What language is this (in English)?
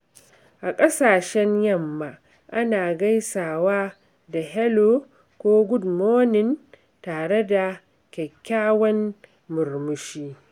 Hausa